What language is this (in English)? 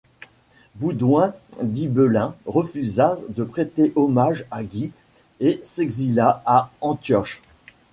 French